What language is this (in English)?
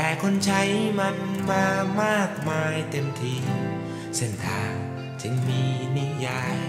Thai